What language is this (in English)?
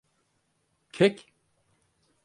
Turkish